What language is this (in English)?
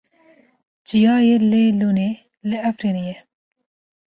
Kurdish